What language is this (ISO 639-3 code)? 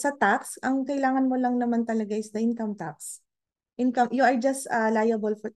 fil